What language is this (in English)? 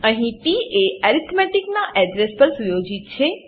Gujarati